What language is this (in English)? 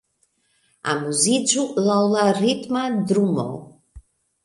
Esperanto